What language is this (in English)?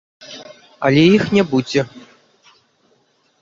Belarusian